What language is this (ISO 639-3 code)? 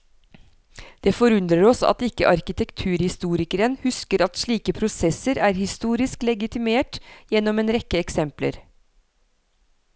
nor